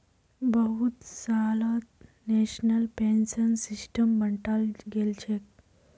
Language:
Magahi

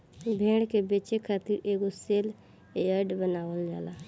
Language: Bhojpuri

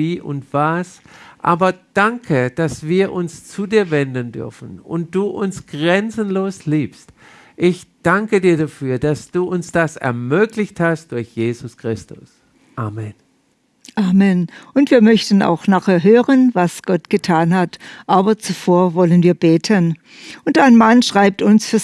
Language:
German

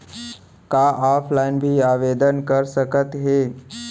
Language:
Chhattisgarhi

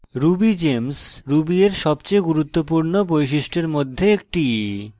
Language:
Bangla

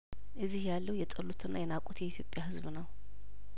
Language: Amharic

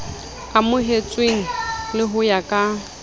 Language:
Southern Sotho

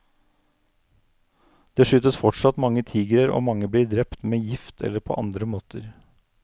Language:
Norwegian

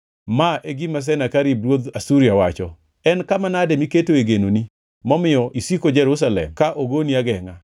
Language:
Luo (Kenya and Tanzania)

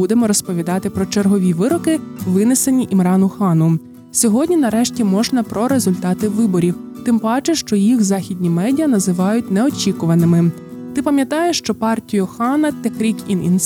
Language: Ukrainian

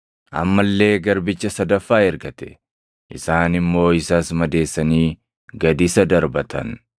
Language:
Oromo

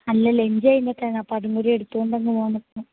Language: Malayalam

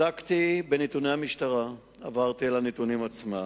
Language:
Hebrew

